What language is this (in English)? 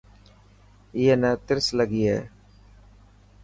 Dhatki